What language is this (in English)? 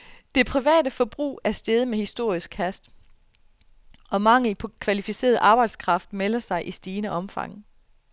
Danish